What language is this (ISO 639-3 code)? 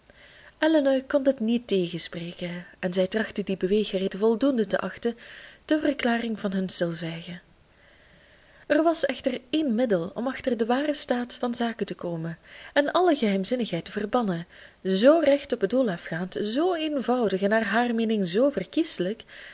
nld